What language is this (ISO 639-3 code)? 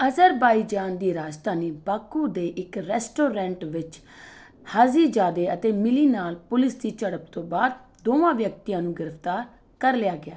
pan